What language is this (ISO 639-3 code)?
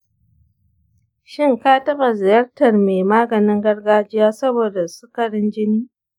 hau